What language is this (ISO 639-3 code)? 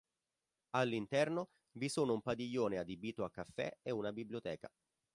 ita